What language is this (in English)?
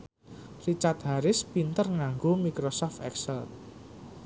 Javanese